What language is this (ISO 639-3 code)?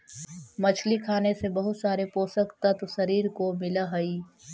mag